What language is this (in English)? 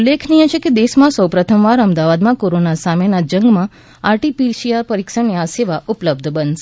Gujarati